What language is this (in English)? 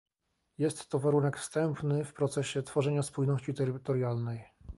Polish